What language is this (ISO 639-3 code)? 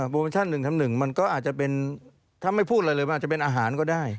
tha